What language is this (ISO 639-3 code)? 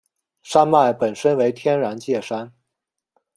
zho